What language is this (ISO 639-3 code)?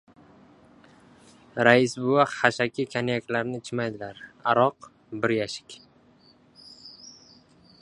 uzb